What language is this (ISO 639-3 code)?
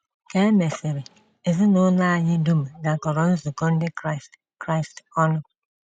ibo